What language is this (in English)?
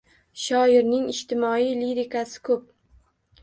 Uzbek